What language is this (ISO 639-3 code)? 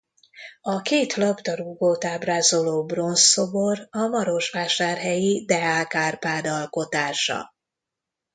hun